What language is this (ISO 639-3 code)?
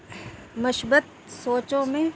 urd